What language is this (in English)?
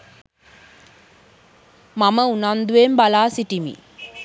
Sinhala